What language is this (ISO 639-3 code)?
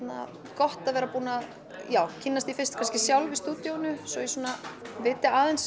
isl